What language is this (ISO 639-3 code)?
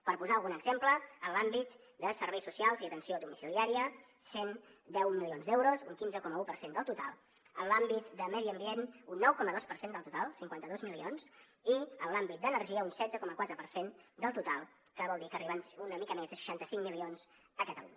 cat